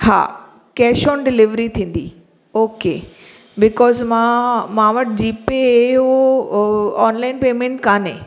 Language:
Sindhi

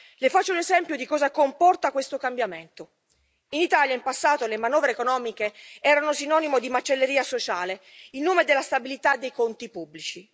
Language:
Italian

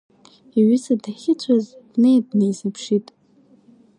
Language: Abkhazian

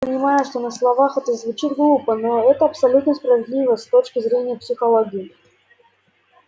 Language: Russian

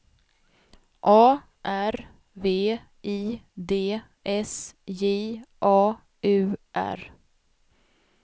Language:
Swedish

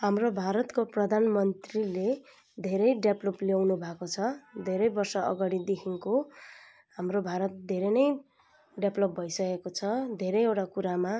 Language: Nepali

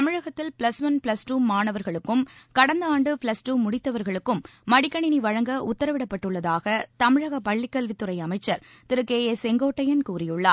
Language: Tamil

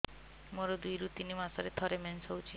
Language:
Odia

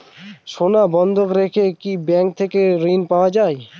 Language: Bangla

